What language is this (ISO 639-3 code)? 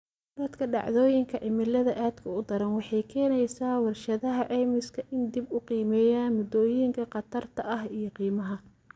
som